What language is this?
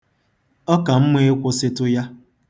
Igbo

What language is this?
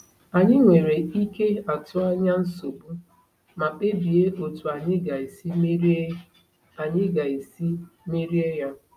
Igbo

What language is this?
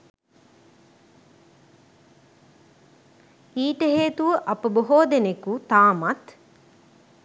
Sinhala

